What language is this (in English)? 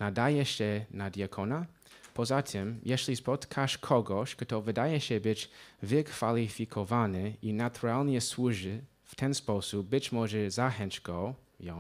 Polish